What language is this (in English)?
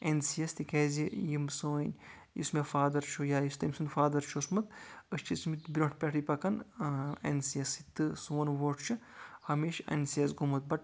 Kashmiri